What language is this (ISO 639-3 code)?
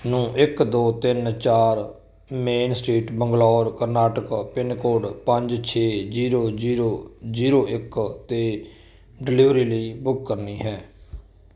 pan